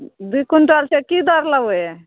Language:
Maithili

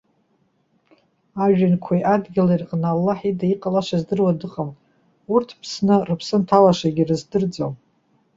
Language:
Abkhazian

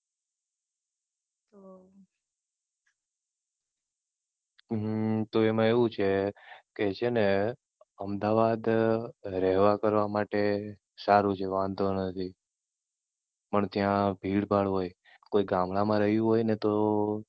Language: Gujarati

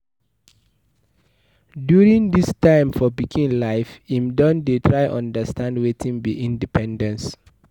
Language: Nigerian Pidgin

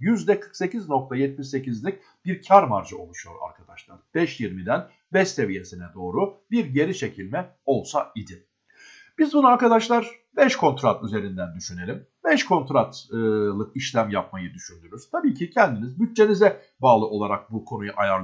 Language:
Turkish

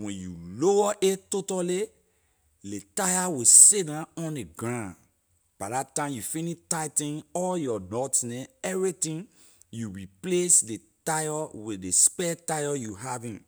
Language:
Liberian English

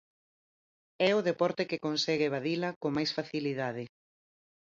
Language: Galician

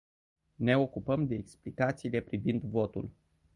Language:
Romanian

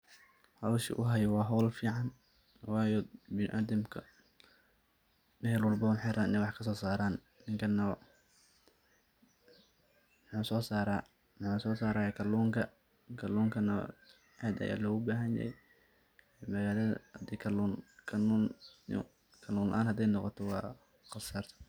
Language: Somali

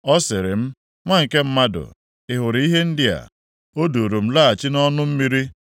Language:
Igbo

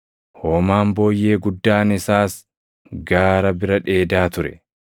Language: Oromo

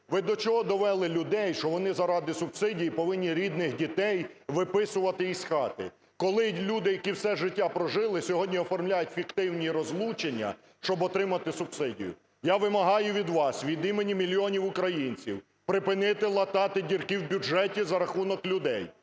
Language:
Ukrainian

